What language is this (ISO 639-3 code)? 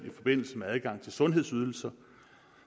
dan